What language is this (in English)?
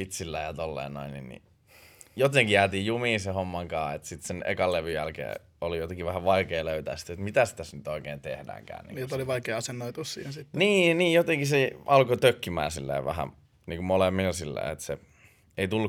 Finnish